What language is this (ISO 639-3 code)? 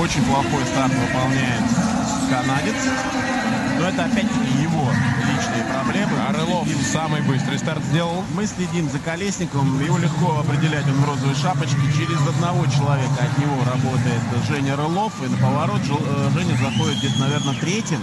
rus